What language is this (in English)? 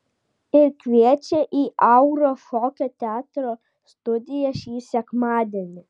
Lithuanian